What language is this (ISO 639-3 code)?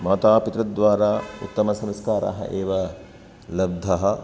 san